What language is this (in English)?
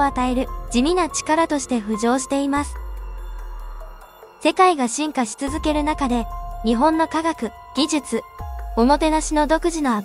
Japanese